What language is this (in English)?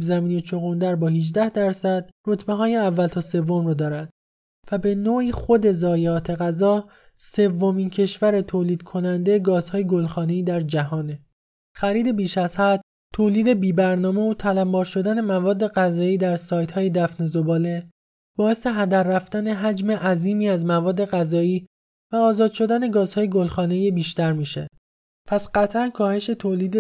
Persian